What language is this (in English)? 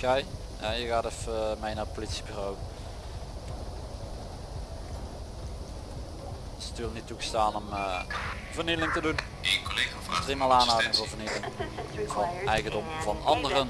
Dutch